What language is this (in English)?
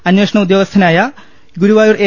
Malayalam